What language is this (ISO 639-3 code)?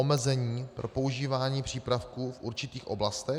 ces